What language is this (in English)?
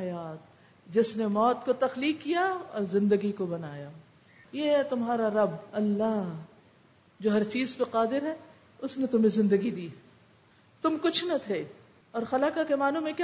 Urdu